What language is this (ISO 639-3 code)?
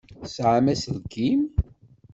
kab